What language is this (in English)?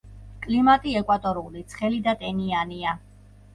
Georgian